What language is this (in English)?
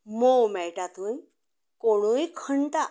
Konkani